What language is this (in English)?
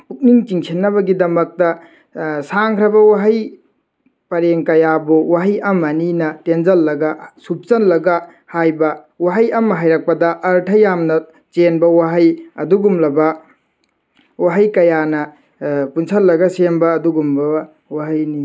Manipuri